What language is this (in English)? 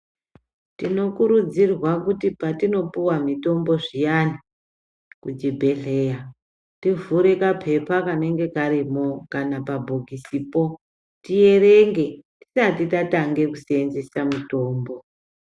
Ndau